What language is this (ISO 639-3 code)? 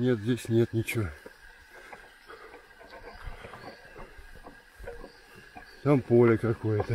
rus